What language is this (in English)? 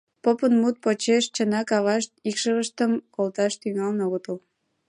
Mari